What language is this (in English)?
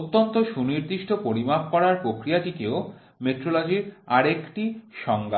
Bangla